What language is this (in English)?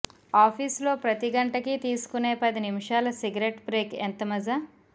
Telugu